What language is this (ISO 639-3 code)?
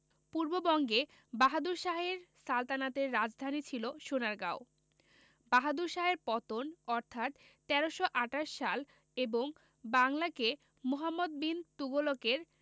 ben